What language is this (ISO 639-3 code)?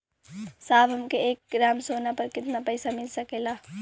bho